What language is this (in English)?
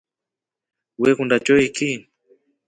Rombo